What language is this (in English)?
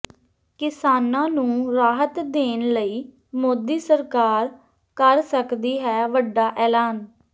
Punjabi